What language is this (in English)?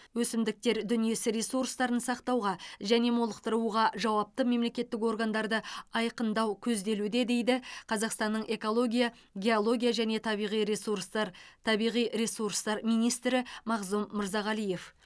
Kazakh